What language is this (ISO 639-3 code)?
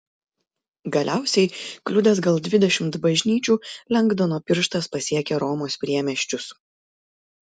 lit